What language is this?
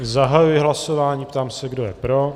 Czech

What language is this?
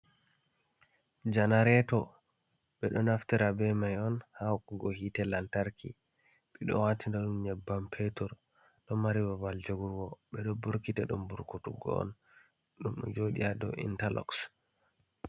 Fula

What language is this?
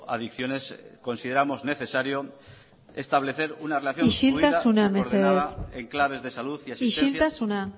Spanish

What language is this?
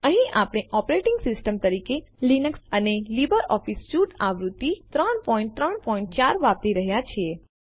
Gujarati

